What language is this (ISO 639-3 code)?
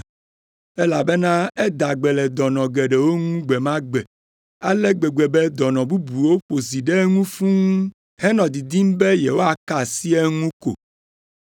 ewe